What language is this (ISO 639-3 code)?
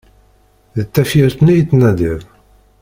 kab